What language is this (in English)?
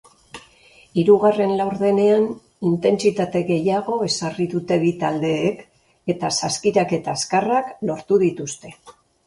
Basque